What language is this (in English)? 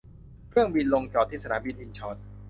Thai